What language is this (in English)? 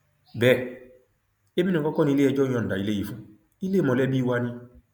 Yoruba